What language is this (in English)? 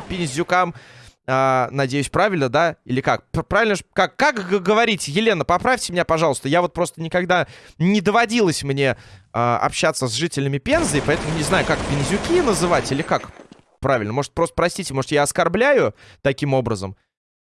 Russian